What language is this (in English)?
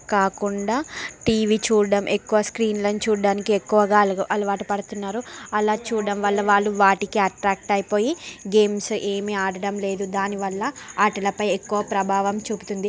Telugu